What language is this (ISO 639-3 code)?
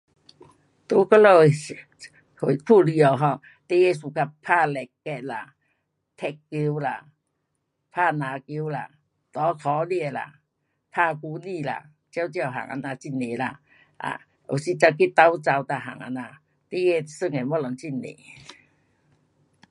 cpx